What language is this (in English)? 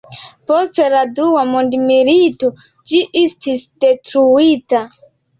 Esperanto